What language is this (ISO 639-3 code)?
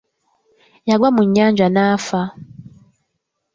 lug